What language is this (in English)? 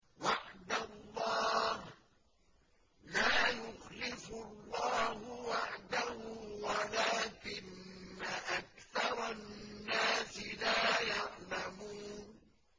Arabic